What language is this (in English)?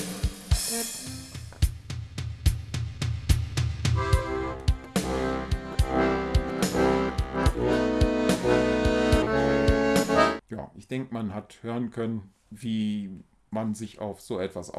German